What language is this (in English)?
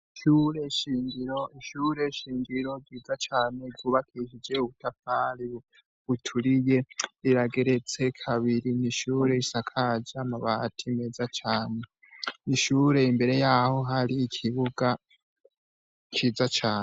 Rundi